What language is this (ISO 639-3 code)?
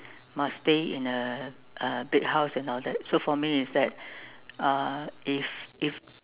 eng